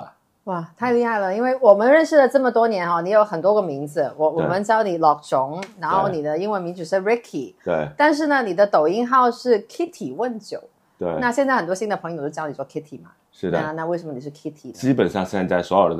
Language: Chinese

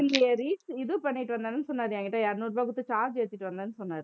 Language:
Tamil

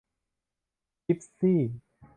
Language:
Thai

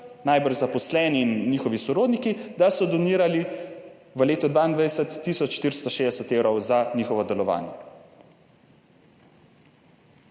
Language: Slovenian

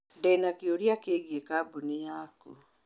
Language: Kikuyu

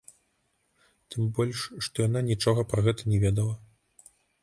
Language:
Belarusian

